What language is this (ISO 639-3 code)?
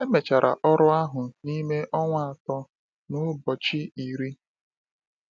ibo